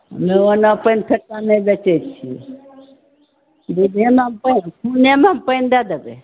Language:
Maithili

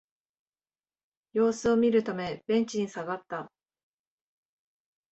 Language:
Japanese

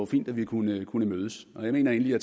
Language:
Danish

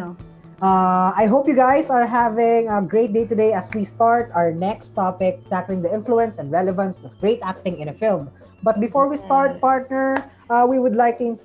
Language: Filipino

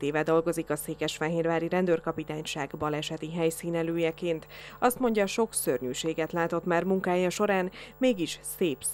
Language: Hungarian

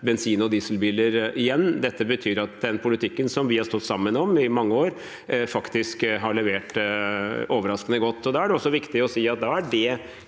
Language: Norwegian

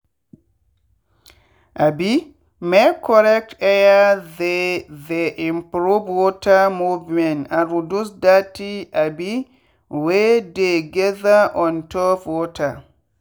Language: Nigerian Pidgin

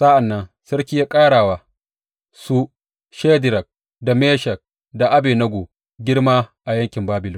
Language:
Hausa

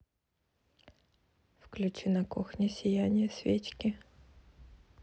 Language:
Russian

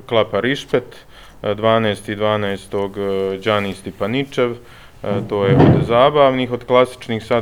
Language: Croatian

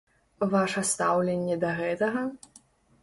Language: Belarusian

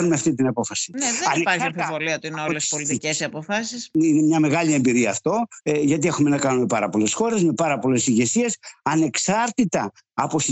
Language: Greek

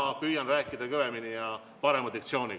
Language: Estonian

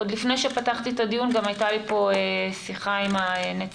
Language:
Hebrew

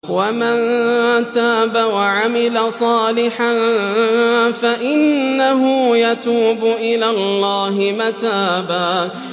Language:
Arabic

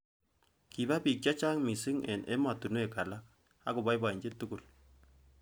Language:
Kalenjin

